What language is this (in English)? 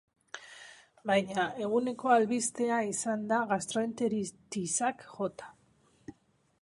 Basque